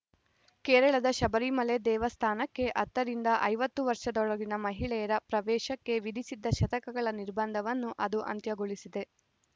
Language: Kannada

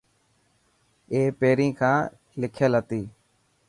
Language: Dhatki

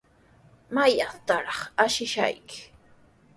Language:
Sihuas Ancash Quechua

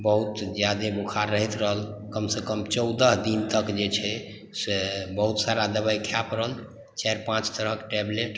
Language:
Maithili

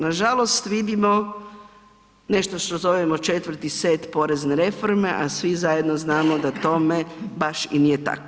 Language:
Croatian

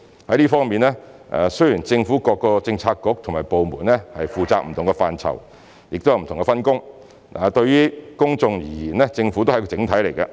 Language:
Cantonese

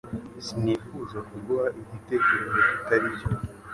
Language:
Kinyarwanda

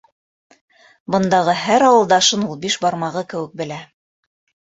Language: Bashkir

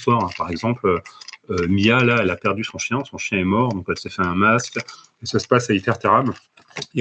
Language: French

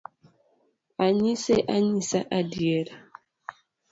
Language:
Luo (Kenya and Tanzania)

